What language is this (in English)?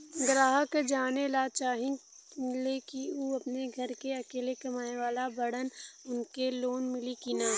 Bhojpuri